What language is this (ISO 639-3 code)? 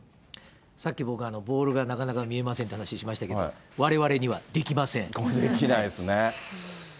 jpn